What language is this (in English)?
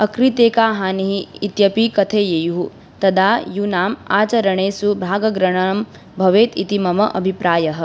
Sanskrit